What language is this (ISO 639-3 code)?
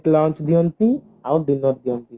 ori